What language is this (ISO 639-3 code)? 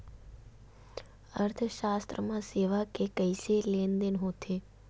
hne